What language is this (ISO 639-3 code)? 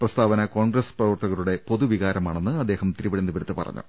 mal